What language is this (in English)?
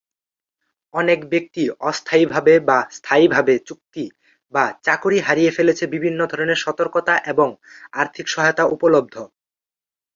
Bangla